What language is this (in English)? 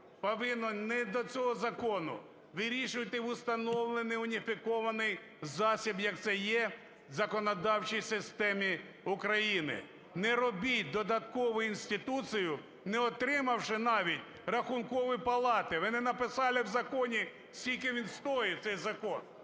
Ukrainian